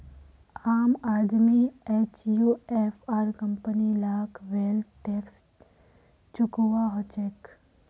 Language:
Magahi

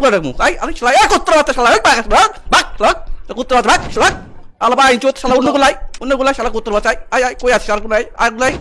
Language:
Bangla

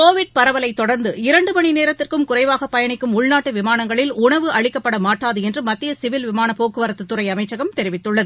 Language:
Tamil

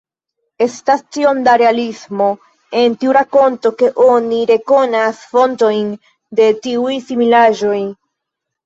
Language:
Esperanto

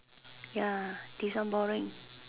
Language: English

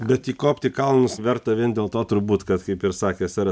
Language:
Lithuanian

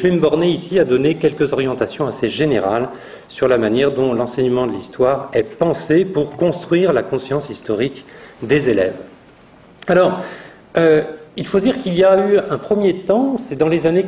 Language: French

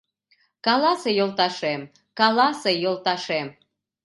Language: Mari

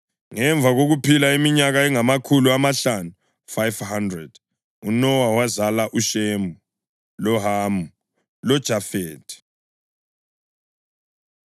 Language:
North Ndebele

